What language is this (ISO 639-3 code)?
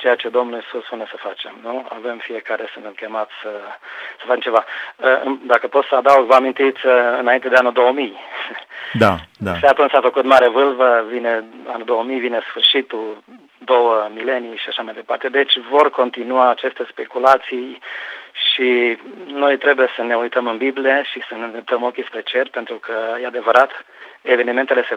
ron